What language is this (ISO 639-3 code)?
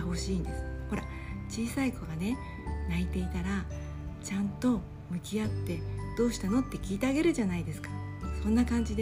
jpn